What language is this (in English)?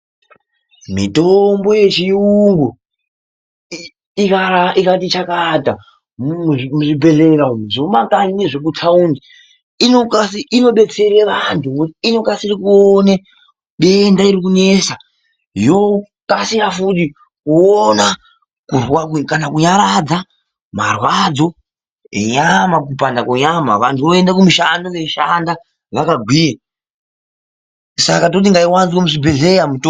Ndau